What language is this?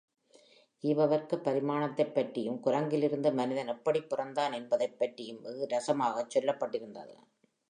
Tamil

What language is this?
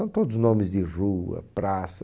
Portuguese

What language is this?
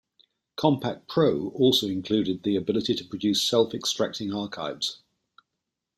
English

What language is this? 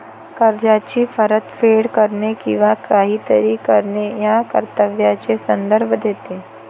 Marathi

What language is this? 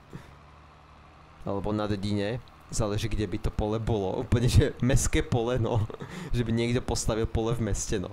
Slovak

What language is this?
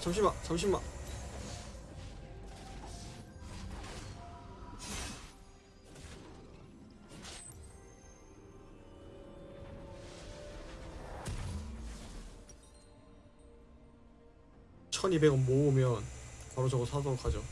Korean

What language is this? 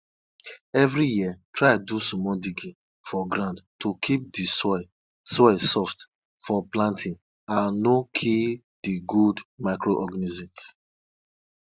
Nigerian Pidgin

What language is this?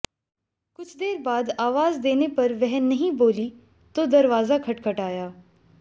Hindi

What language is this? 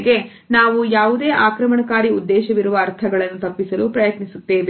Kannada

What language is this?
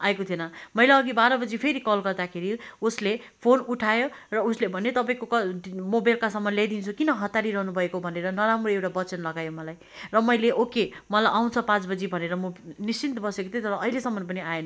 Nepali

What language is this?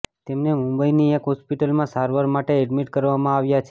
Gujarati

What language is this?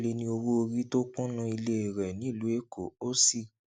Yoruba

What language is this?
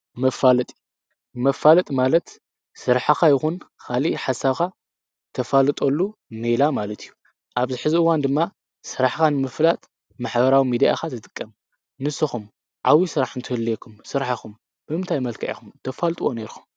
Tigrinya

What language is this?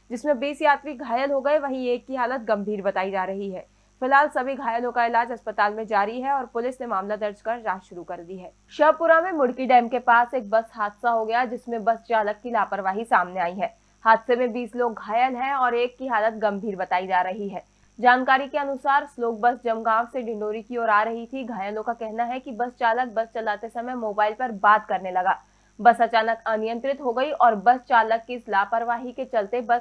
Hindi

